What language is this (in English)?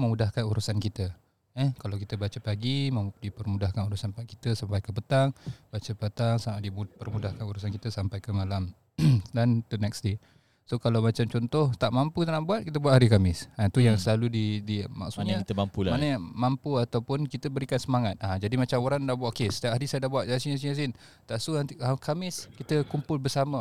Malay